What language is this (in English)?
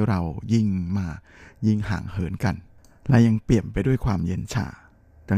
Thai